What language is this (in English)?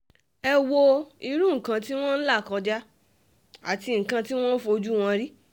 Yoruba